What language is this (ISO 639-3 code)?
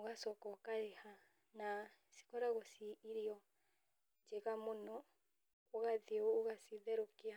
kik